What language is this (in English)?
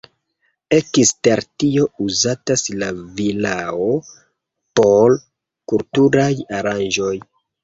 Esperanto